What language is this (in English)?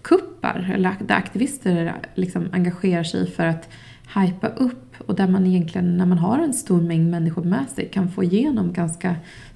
Swedish